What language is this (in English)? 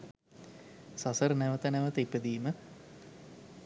Sinhala